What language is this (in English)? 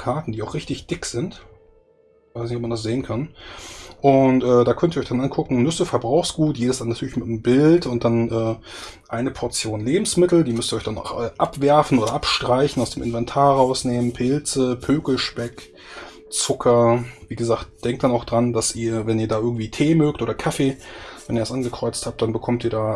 German